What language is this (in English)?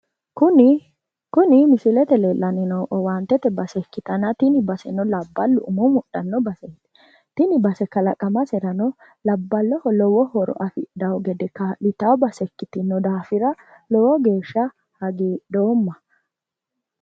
Sidamo